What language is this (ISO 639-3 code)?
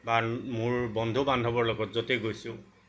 asm